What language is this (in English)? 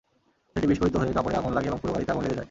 Bangla